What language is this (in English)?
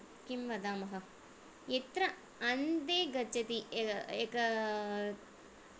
Sanskrit